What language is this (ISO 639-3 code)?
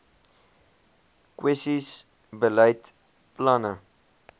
afr